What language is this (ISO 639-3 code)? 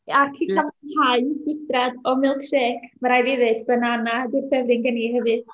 cym